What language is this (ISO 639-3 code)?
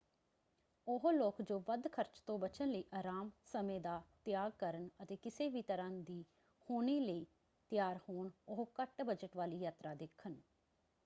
pan